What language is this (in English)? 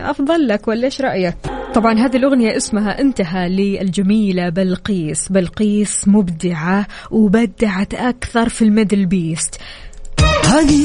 Arabic